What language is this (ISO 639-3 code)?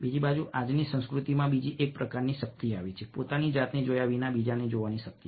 guj